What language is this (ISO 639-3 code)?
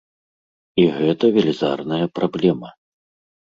bel